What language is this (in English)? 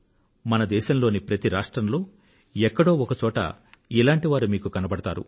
Telugu